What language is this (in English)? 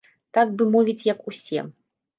Belarusian